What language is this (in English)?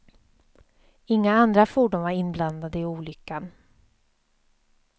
Swedish